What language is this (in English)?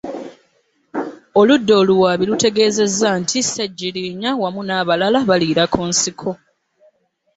Ganda